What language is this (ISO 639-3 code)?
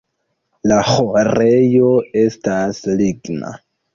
epo